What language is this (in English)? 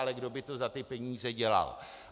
Czech